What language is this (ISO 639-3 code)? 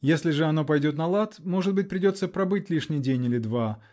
rus